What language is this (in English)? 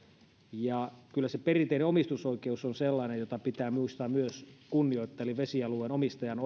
Finnish